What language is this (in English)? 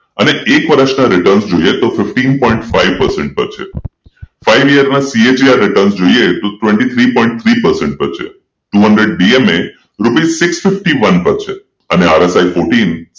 Gujarati